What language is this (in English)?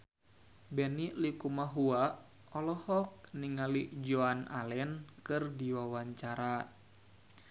Sundanese